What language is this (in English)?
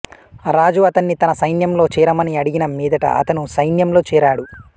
Telugu